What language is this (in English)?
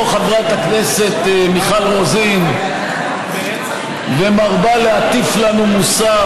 Hebrew